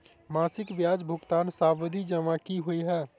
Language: Maithili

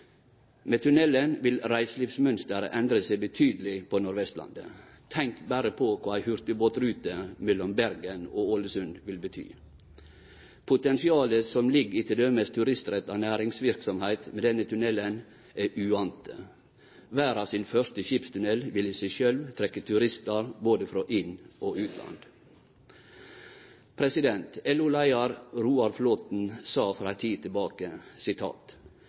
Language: Norwegian Nynorsk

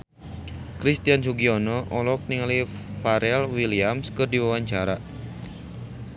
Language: Sundanese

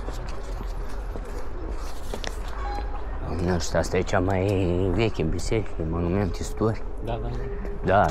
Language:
Romanian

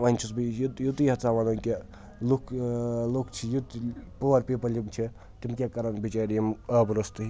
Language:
Kashmiri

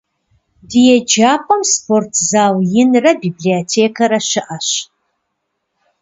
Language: Kabardian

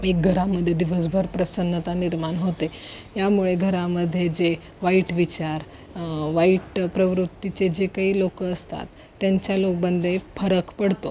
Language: Marathi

